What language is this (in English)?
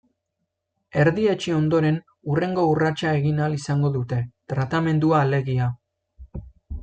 Basque